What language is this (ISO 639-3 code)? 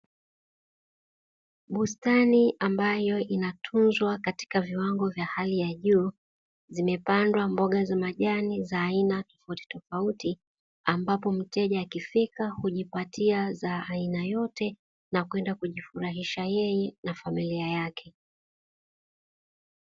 swa